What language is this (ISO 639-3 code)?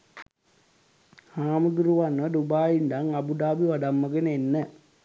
sin